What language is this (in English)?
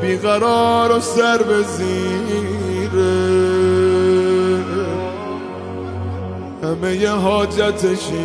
Persian